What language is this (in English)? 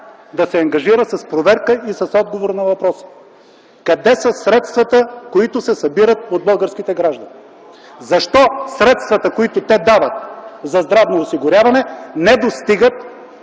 Bulgarian